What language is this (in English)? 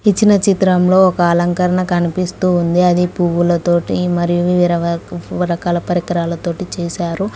Telugu